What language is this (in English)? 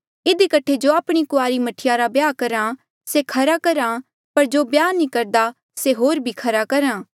Mandeali